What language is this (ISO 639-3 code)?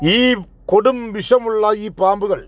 mal